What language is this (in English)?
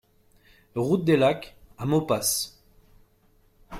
French